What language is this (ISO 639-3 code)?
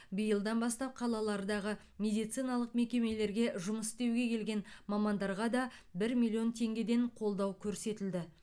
kaz